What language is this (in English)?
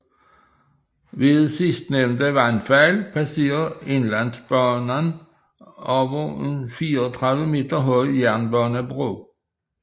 Danish